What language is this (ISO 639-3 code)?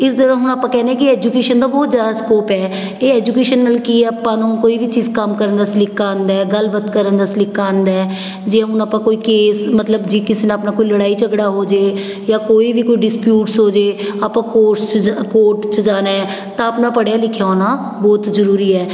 pan